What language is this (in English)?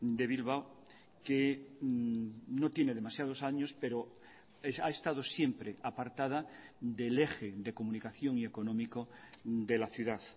Spanish